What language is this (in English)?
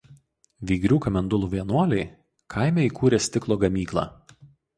Lithuanian